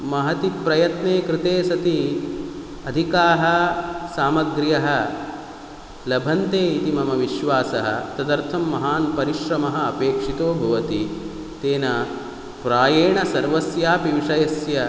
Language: Sanskrit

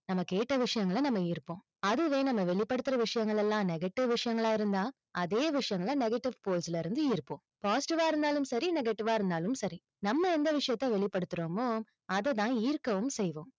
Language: Tamil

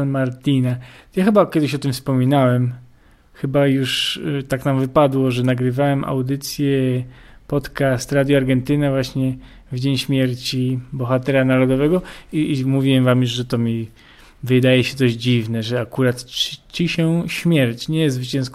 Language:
Polish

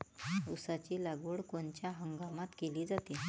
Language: Marathi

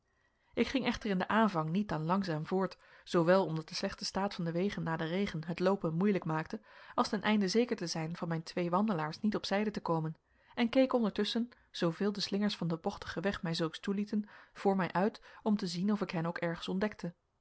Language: Dutch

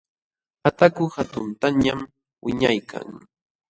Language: Jauja Wanca Quechua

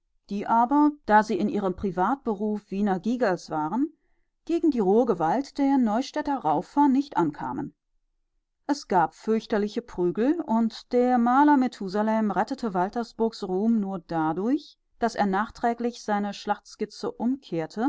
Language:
German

